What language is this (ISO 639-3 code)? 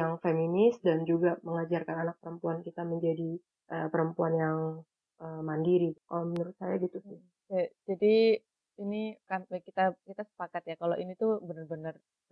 ind